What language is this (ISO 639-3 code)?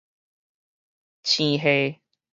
nan